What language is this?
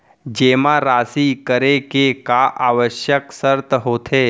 Chhattisgarhi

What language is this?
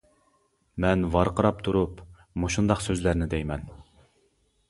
Uyghur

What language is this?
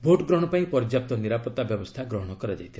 Odia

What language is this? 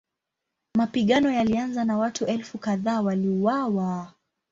Swahili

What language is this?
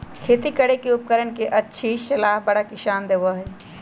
Magahi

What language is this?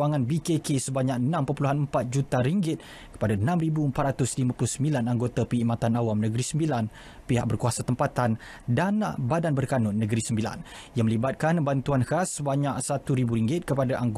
Malay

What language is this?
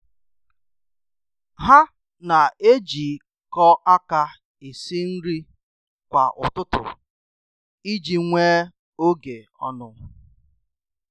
Igbo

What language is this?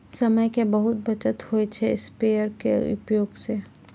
Maithili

